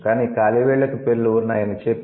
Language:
Telugu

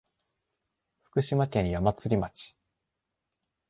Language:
Japanese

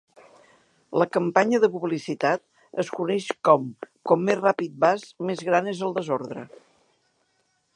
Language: Catalan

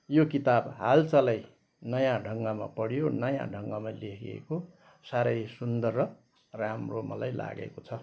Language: Nepali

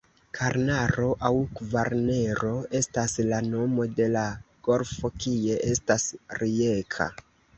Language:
Esperanto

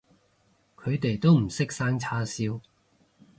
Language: Cantonese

